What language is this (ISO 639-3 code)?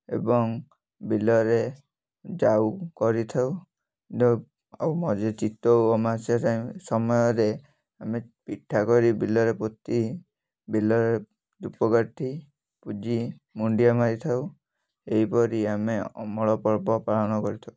ori